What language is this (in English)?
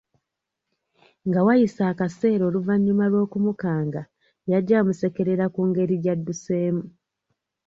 Ganda